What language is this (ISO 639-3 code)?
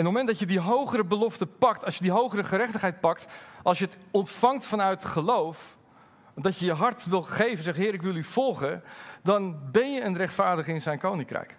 nld